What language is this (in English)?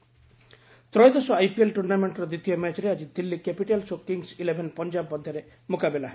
Odia